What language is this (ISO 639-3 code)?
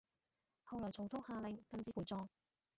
yue